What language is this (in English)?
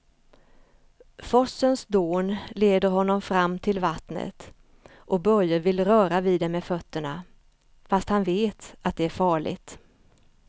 Swedish